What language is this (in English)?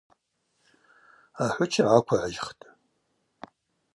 Abaza